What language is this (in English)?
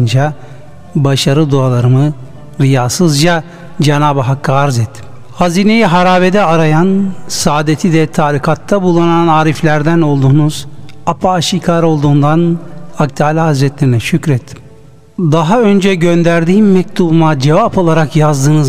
Turkish